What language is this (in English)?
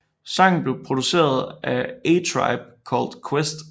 Danish